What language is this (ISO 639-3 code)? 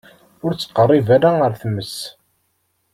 kab